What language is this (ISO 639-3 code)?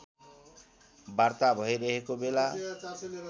nep